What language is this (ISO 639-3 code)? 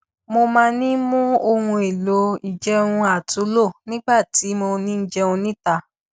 yor